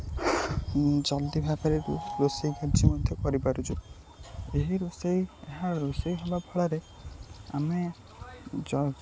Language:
Odia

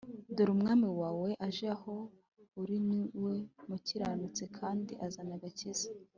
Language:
Kinyarwanda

